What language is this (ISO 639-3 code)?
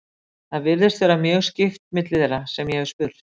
isl